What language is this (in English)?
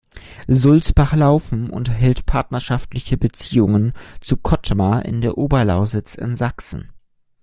German